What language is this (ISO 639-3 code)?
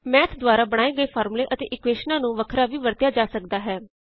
pan